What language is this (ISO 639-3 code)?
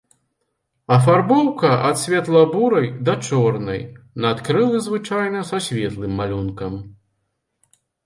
bel